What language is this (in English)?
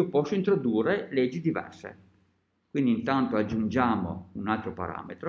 Italian